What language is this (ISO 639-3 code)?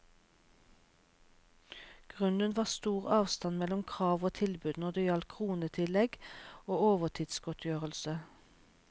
nor